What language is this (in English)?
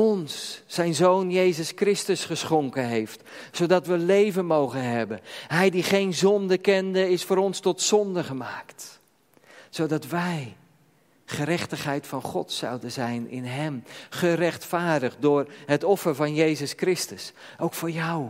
Dutch